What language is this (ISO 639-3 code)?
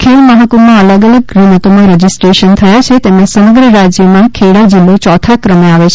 guj